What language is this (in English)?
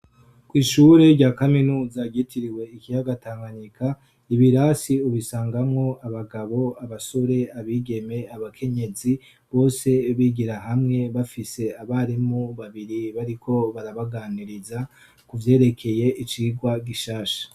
Rundi